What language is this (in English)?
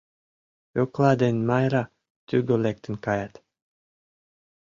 Mari